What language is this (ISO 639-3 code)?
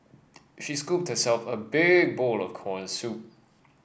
eng